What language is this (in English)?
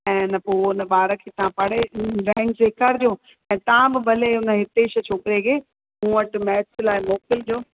Sindhi